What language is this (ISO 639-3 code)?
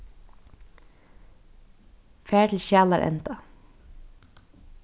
fao